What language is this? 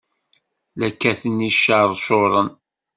Kabyle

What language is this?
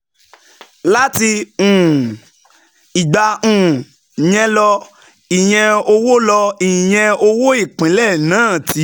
Yoruba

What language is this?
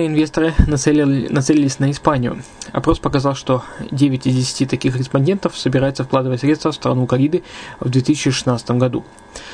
Russian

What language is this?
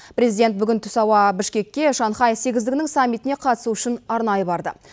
Kazakh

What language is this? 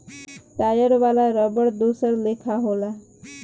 Bhojpuri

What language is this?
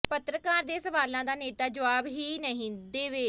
Punjabi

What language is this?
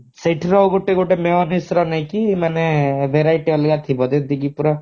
Odia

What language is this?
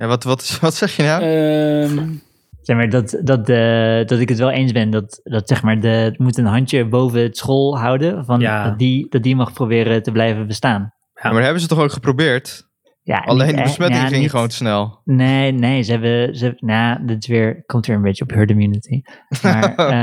Dutch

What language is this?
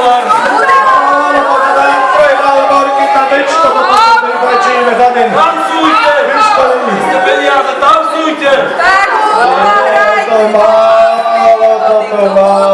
Slovak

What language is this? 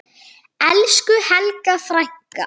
Icelandic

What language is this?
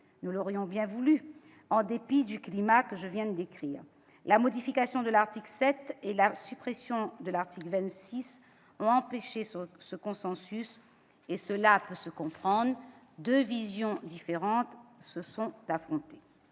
French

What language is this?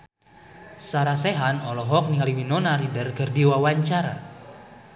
Sundanese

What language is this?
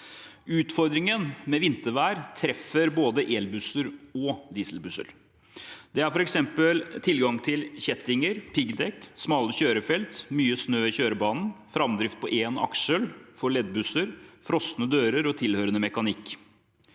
Norwegian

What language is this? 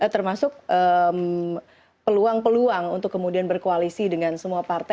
Indonesian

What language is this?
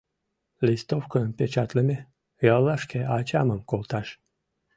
Mari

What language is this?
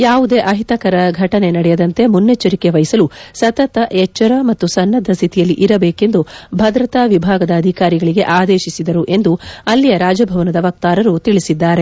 Kannada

